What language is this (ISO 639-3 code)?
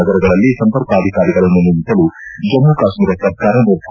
kan